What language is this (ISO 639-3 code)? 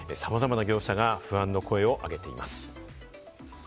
jpn